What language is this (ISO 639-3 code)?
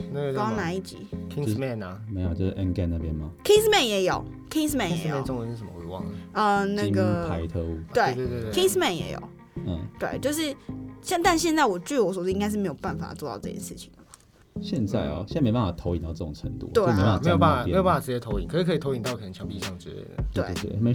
zho